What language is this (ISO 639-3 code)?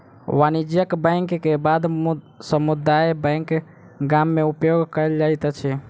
mai